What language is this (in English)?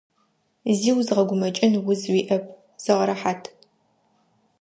Adyghe